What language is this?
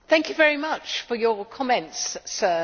English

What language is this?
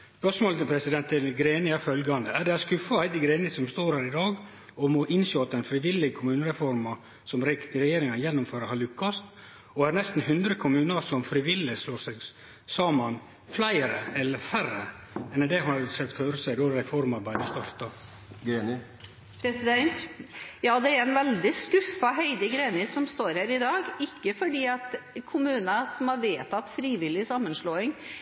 Norwegian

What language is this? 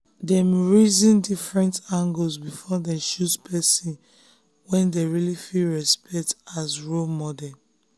Nigerian Pidgin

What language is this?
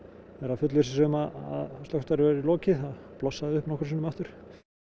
Icelandic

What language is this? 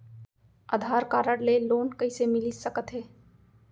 Chhattisgarhi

